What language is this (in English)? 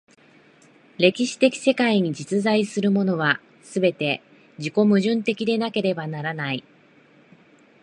Japanese